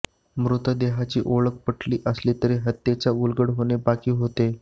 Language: Marathi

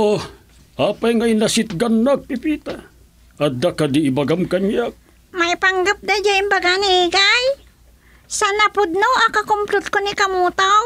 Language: Filipino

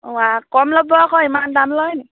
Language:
Assamese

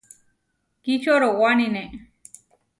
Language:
Huarijio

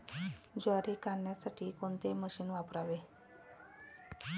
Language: Marathi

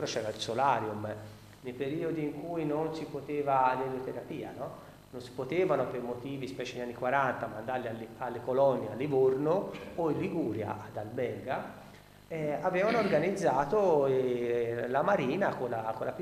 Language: Italian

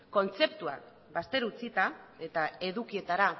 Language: Basque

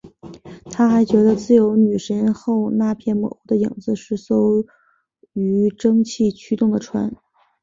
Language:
Chinese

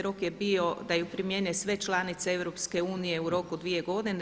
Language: Croatian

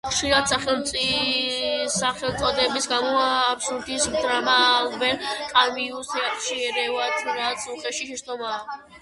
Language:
Georgian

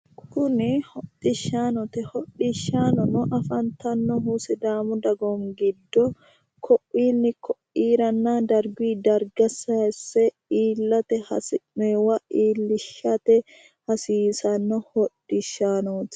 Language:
Sidamo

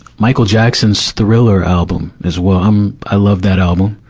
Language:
English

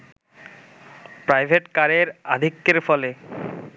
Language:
Bangla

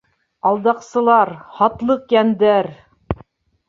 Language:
Bashkir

